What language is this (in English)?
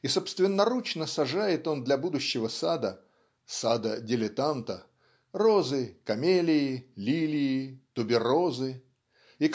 Russian